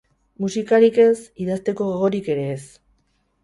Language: Basque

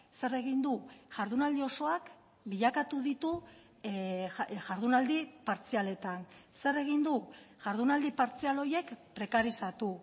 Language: Basque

